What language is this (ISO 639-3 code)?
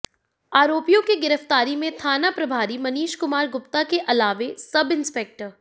hin